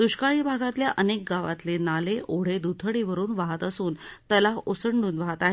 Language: Marathi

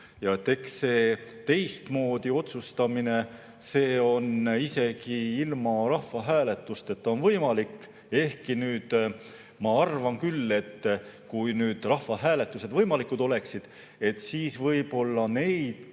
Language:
Estonian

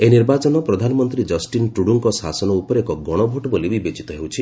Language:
Odia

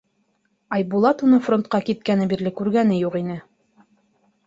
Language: Bashkir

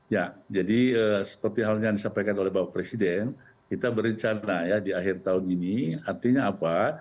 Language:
Indonesian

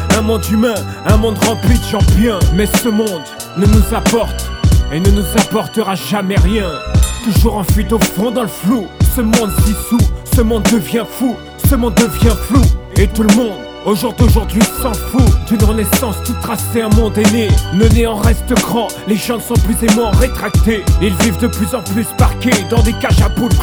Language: French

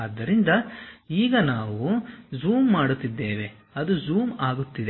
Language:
Kannada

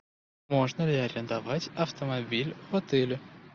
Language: Russian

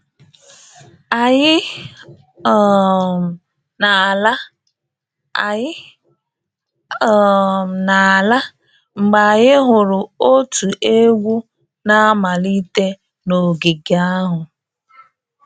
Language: Igbo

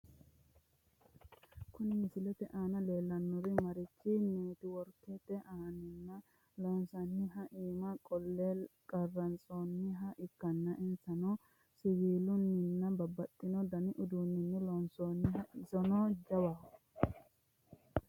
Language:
Sidamo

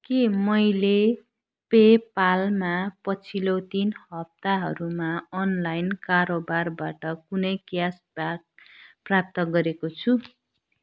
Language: Nepali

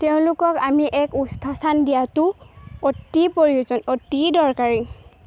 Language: Assamese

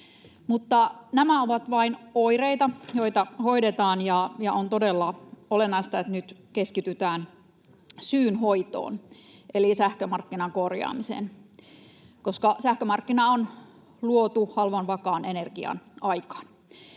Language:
Finnish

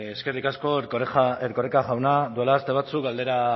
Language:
Basque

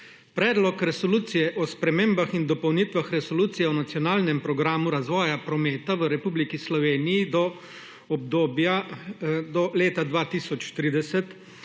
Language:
Slovenian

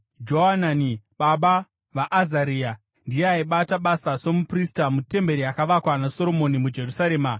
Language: Shona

